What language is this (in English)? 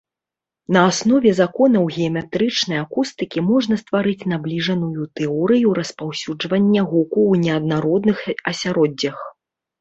Belarusian